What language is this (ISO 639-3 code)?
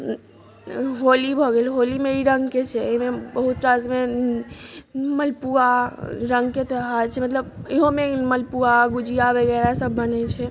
mai